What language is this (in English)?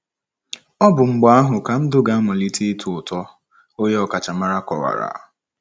Igbo